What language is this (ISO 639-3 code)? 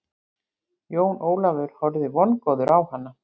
isl